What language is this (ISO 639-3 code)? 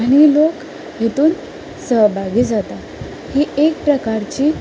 kok